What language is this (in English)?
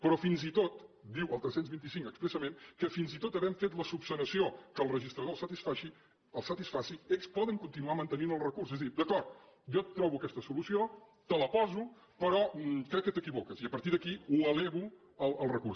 Catalan